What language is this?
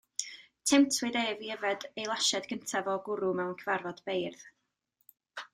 Welsh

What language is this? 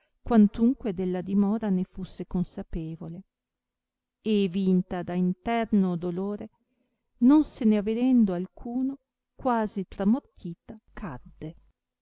Italian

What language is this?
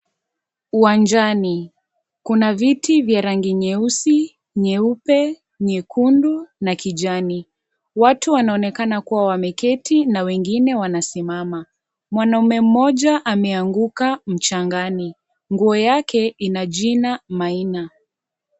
Swahili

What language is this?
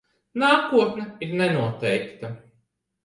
Latvian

